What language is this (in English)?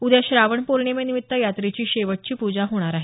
Marathi